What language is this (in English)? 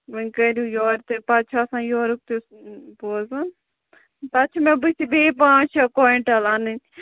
Kashmiri